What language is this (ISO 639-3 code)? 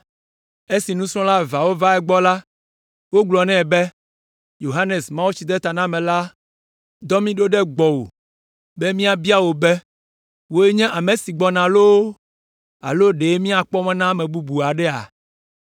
ewe